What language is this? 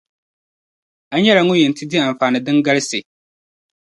Dagbani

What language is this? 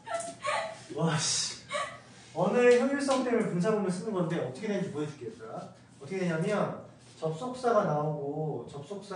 Korean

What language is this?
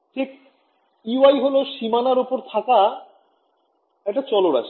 Bangla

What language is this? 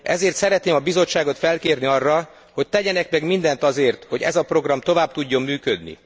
Hungarian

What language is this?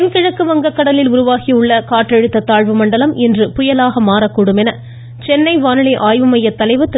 Tamil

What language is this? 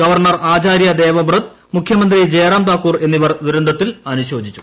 Malayalam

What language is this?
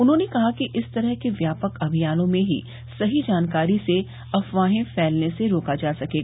Hindi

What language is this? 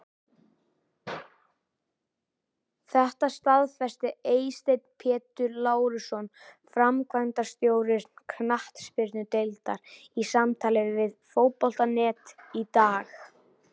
Icelandic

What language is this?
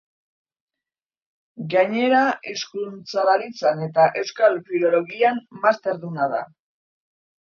Basque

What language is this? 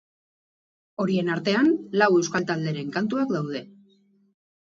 Basque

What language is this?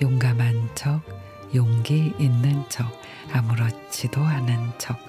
Korean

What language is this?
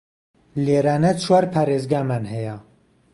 Central Kurdish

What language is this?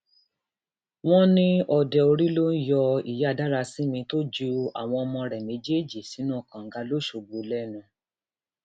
Yoruba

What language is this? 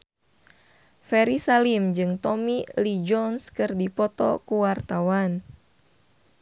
Sundanese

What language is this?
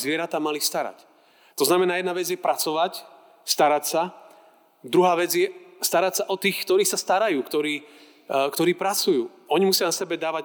Slovak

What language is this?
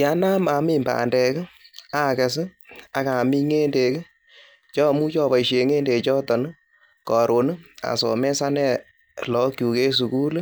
Kalenjin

